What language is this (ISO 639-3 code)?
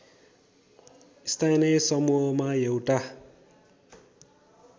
nep